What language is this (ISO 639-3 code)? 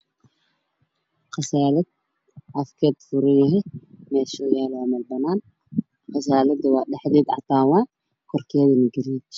som